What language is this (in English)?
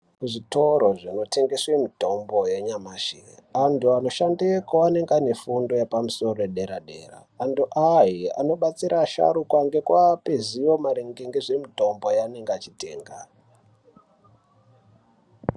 Ndau